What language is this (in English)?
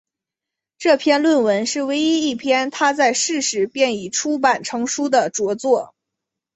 Chinese